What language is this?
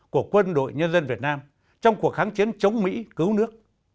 Vietnamese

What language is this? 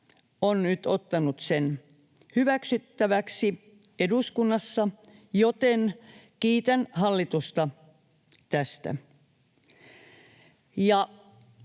Finnish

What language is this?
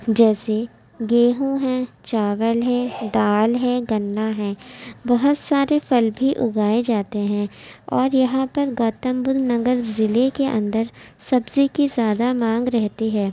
Urdu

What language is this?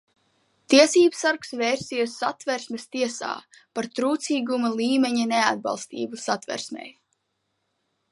Latvian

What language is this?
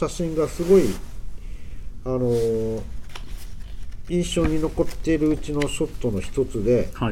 Japanese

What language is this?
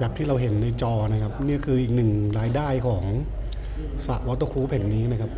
Thai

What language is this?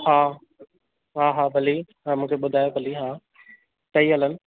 Sindhi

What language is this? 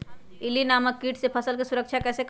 Magahi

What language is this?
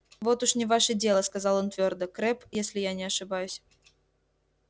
Russian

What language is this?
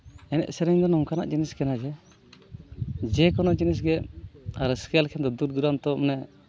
Santali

